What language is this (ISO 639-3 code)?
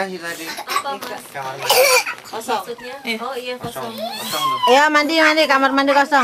ind